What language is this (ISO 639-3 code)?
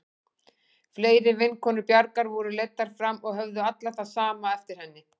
isl